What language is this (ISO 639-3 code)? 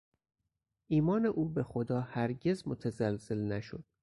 fas